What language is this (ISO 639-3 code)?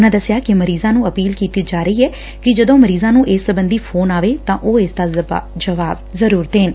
pan